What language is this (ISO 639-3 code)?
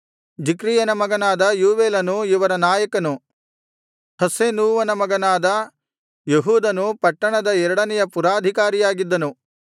kan